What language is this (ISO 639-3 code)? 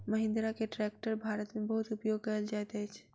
mai